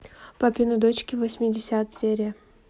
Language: Russian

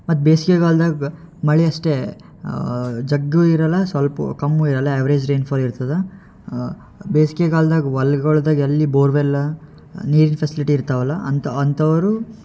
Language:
Kannada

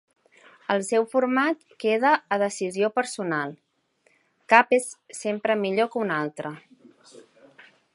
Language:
Catalan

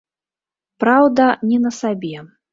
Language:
Belarusian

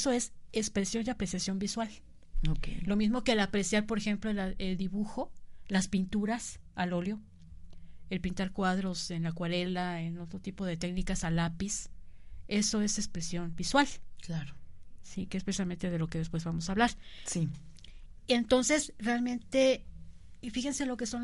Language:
Spanish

